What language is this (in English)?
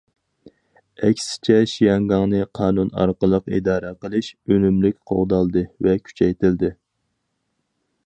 Uyghur